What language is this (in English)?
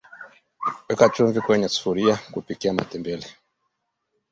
Swahili